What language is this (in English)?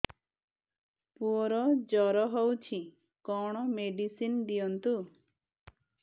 Odia